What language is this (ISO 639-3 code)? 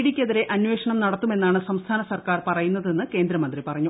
mal